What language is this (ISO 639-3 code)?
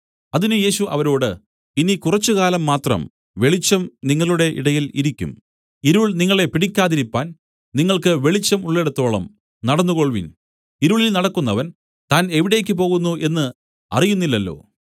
mal